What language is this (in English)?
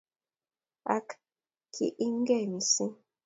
Kalenjin